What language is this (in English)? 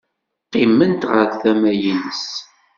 Kabyle